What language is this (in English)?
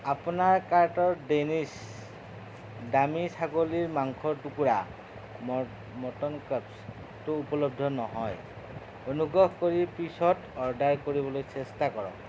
Assamese